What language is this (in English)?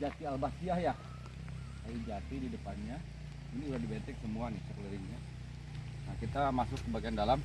Indonesian